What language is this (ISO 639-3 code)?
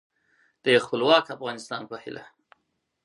pus